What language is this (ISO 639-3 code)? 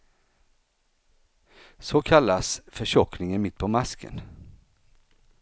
swe